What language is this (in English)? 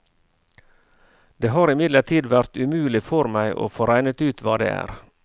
Norwegian